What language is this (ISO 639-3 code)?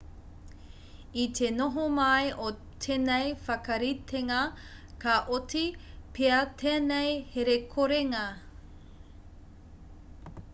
mri